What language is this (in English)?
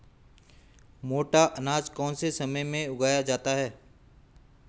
Hindi